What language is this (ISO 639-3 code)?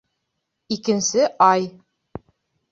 bak